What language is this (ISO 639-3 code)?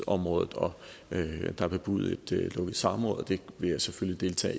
dan